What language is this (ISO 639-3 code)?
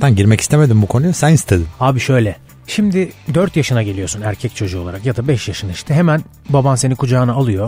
tur